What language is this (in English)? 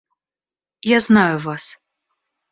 Russian